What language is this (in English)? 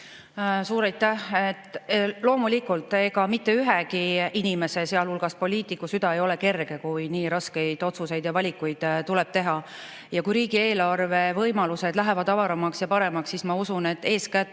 Estonian